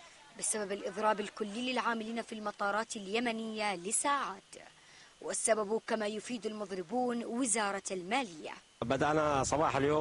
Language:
Arabic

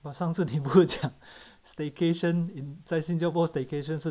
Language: English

